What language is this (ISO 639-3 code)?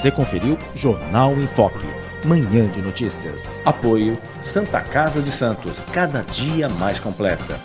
por